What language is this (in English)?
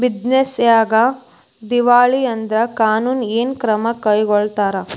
Kannada